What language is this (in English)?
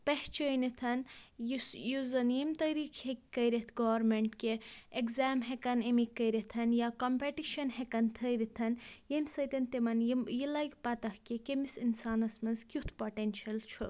Kashmiri